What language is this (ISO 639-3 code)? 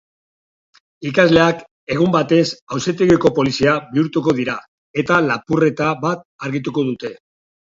eus